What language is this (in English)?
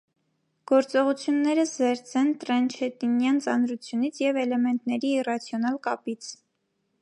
Armenian